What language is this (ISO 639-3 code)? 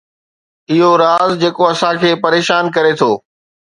snd